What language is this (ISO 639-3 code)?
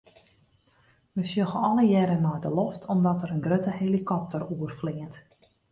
fry